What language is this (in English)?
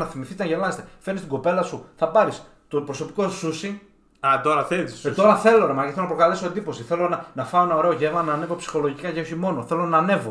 Greek